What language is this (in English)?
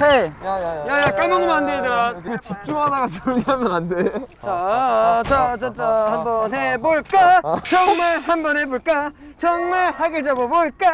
Korean